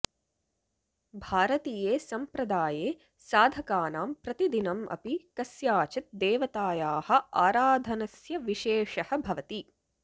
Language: Sanskrit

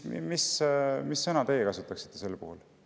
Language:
Estonian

